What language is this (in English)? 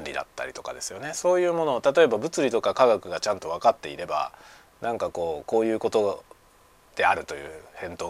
Japanese